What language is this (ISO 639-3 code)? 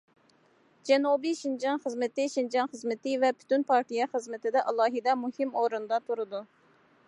uig